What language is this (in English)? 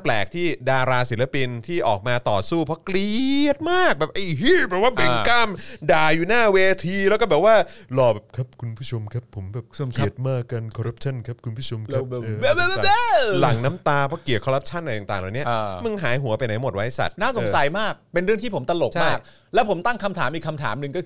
Thai